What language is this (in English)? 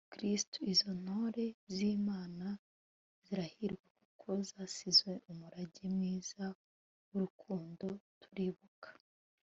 Kinyarwanda